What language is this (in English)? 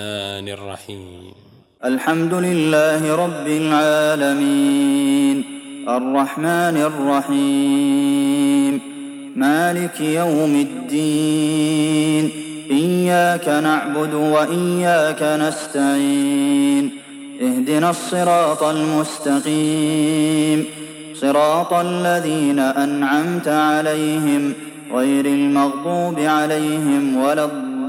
Arabic